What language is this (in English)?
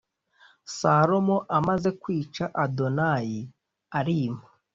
Kinyarwanda